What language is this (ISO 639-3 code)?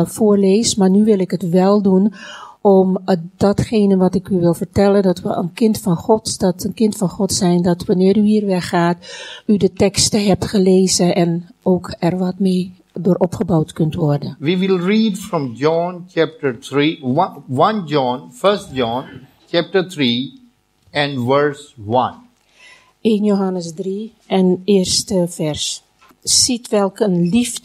nld